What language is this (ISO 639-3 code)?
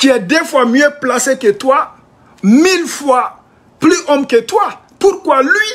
fra